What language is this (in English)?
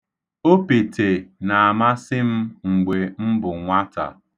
Igbo